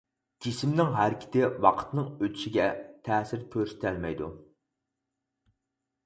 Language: Uyghur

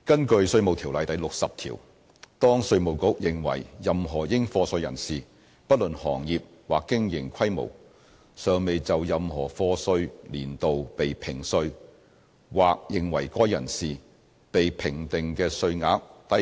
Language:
Cantonese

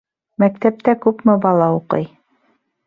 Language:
Bashkir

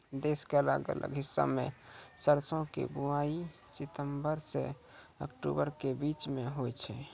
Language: Maithili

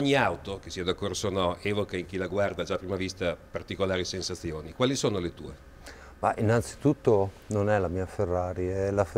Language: Italian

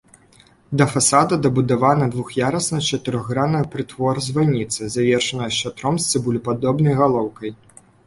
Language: Belarusian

